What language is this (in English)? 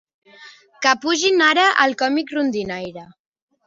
Catalan